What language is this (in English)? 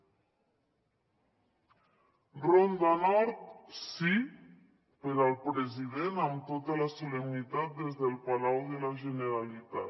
Catalan